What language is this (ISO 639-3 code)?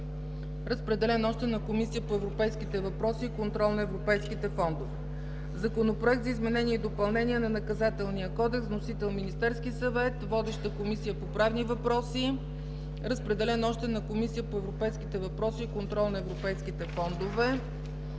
bul